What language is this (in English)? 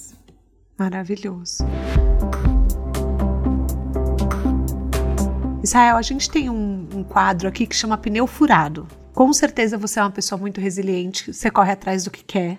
Portuguese